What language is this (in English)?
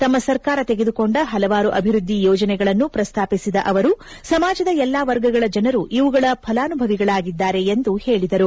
Kannada